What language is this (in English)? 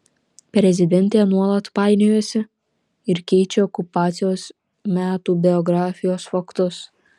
Lithuanian